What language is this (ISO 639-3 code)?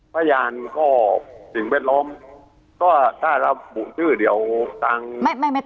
tha